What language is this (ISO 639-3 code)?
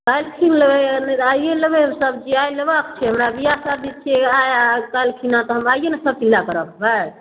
mai